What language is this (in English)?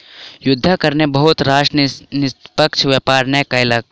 Maithili